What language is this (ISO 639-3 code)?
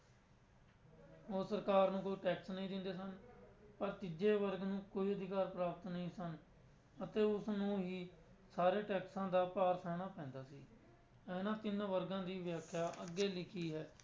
pan